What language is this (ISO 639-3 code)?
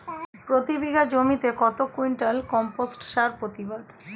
ben